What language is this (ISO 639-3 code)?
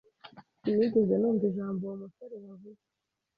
kin